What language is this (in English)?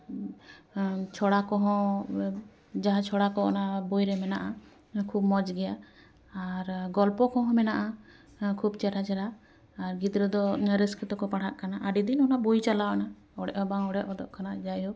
Santali